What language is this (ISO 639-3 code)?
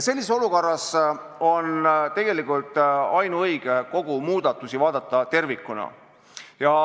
est